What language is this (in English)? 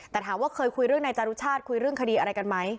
Thai